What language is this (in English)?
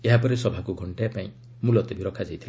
Odia